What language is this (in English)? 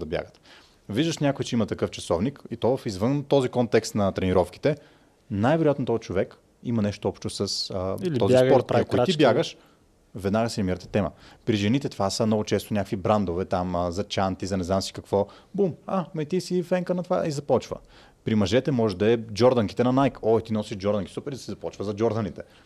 Bulgarian